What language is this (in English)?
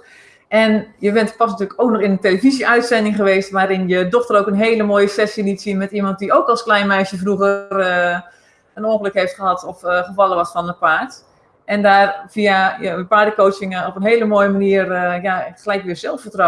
Dutch